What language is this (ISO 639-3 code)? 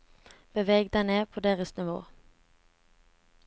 nor